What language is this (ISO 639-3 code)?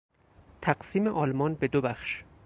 fas